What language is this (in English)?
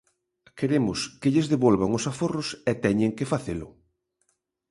Galician